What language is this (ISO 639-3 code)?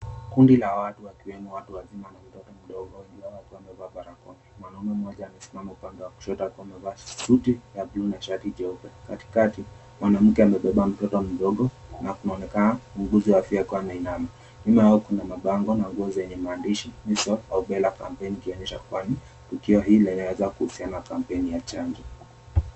swa